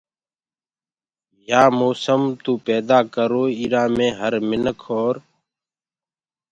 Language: Gurgula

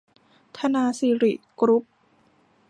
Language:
Thai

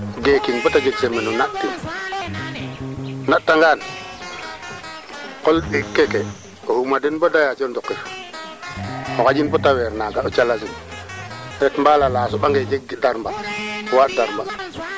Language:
Serer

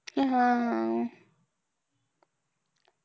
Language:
Marathi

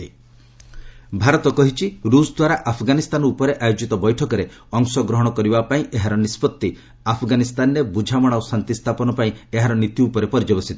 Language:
Odia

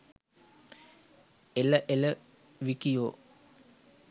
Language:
Sinhala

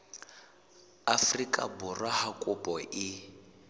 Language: Southern Sotho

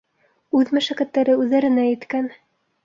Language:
Bashkir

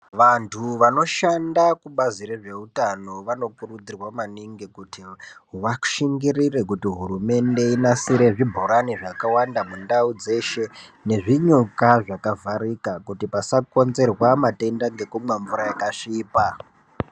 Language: Ndau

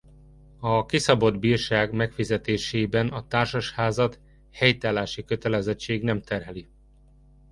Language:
Hungarian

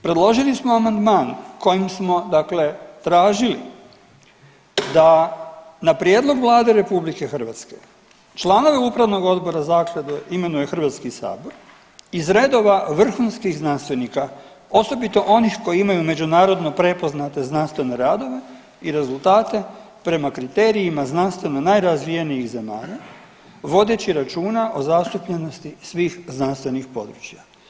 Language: Croatian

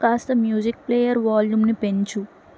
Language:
Telugu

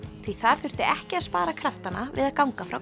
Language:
Icelandic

